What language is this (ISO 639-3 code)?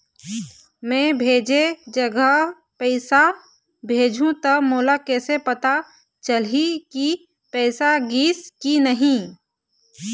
hne